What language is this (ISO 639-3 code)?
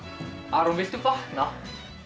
isl